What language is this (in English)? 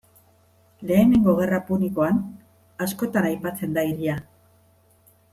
Basque